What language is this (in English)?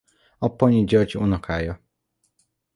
Hungarian